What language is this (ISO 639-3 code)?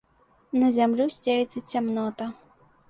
bel